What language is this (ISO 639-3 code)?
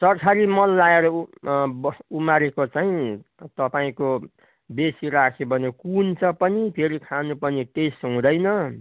nep